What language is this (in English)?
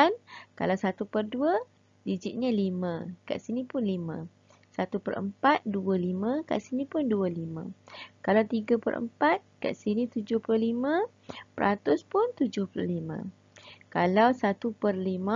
Malay